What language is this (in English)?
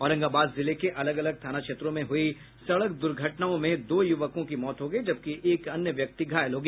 Hindi